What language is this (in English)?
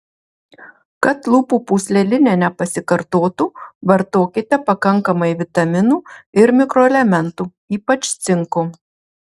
Lithuanian